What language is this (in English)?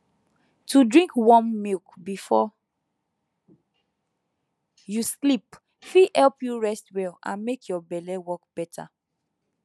Nigerian Pidgin